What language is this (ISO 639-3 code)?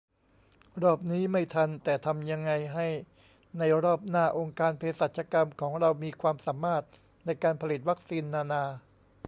tha